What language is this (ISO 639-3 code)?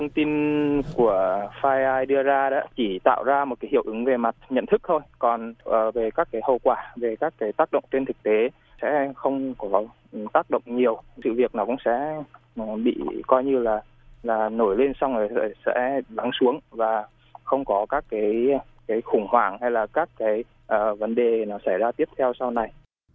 vie